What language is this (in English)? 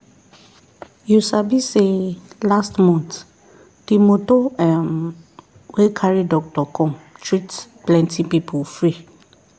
Nigerian Pidgin